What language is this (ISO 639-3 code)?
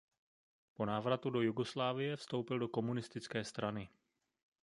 ces